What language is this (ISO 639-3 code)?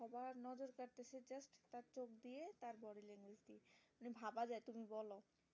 ben